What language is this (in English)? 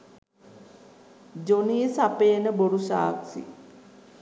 Sinhala